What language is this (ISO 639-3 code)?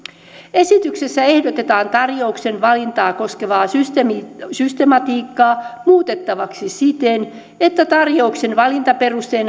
fin